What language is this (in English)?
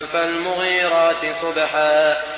Arabic